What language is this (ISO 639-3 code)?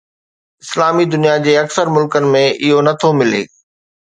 snd